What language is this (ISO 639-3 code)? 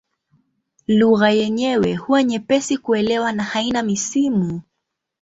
swa